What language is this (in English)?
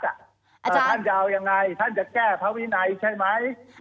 Thai